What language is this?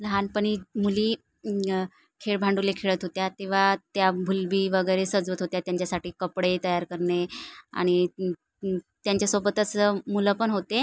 Marathi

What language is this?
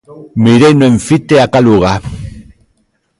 Galician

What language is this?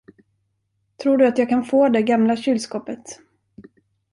Swedish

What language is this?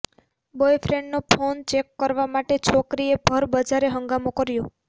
Gujarati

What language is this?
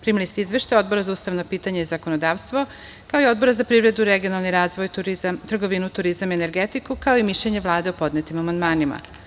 Serbian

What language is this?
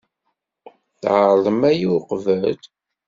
Kabyle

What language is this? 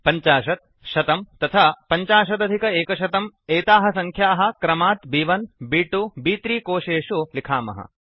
Sanskrit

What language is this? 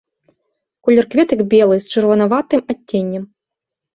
Belarusian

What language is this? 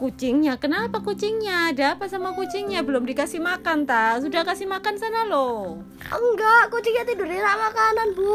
Indonesian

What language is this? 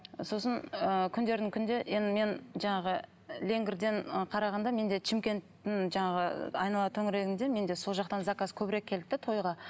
Kazakh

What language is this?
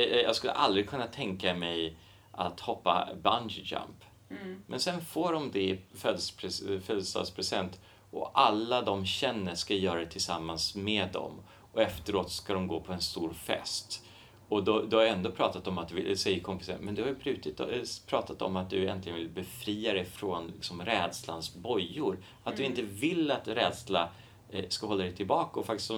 Swedish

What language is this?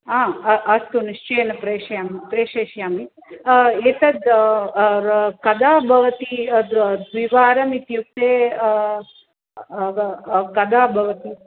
Sanskrit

